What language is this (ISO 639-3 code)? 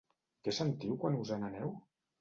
cat